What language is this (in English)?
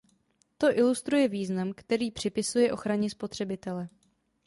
Czech